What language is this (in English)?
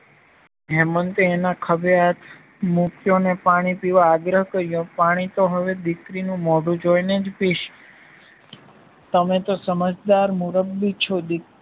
Gujarati